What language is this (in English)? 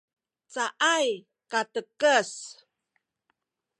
Sakizaya